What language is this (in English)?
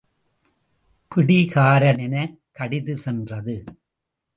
Tamil